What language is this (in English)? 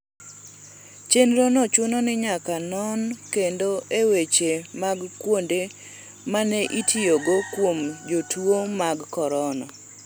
Luo (Kenya and Tanzania)